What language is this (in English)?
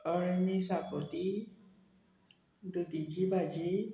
Konkani